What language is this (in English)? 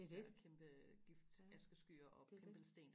Danish